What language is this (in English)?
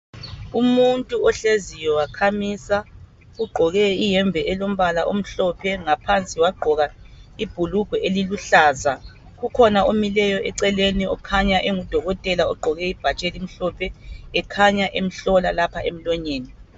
North Ndebele